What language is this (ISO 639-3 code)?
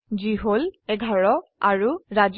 asm